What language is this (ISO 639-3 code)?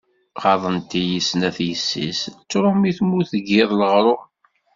kab